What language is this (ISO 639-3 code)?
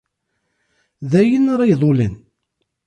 kab